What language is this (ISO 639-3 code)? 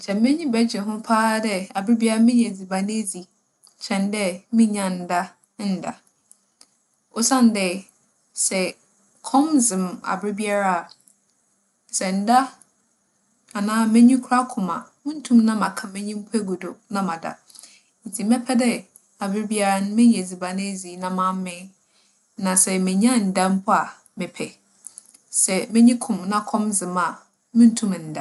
aka